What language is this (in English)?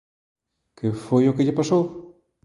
Galician